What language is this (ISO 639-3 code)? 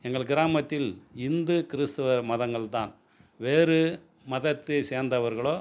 tam